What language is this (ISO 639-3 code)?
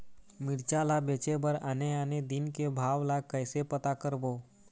hne